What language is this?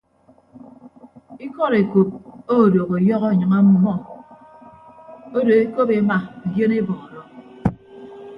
Ibibio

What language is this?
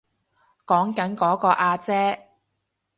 Cantonese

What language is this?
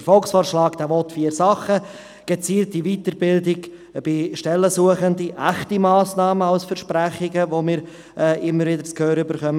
Swiss German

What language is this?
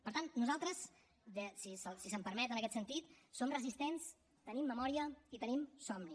Catalan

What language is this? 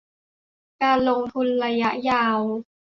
Thai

